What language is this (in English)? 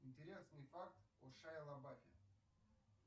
Russian